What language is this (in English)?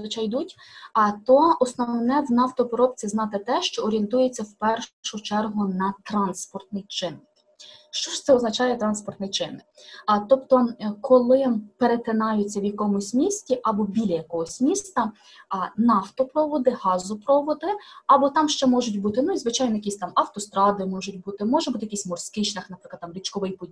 Ukrainian